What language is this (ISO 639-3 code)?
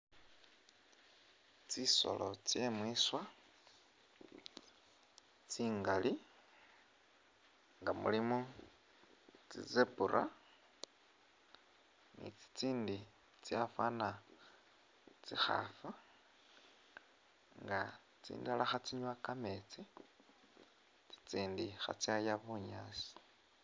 myx